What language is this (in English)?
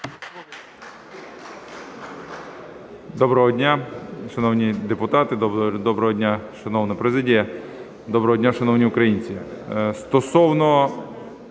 Ukrainian